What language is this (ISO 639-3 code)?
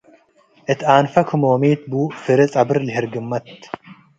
tig